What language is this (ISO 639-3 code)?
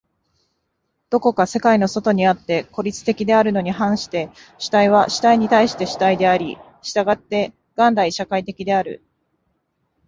jpn